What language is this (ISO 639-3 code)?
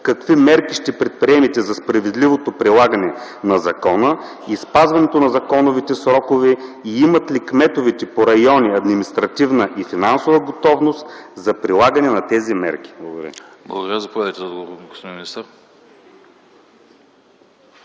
bul